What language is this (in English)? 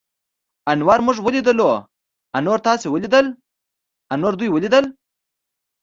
Pashto